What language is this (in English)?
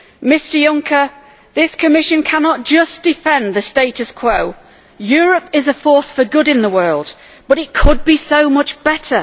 English